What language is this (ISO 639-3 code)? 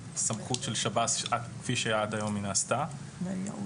heb